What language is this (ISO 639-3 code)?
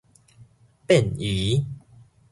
nan